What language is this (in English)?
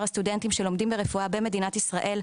Hebrew